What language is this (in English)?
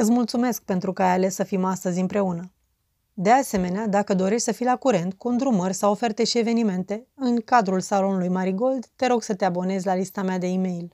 Romanian